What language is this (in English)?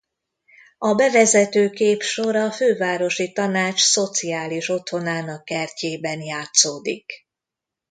Hungarian